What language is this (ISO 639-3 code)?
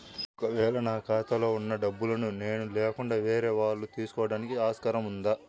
tel